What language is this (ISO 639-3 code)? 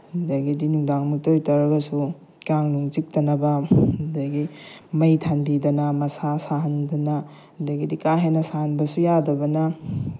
mni